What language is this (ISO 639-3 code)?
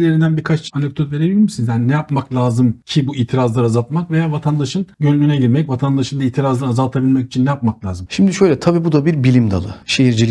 tur